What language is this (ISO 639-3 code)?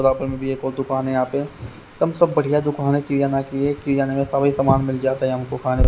hin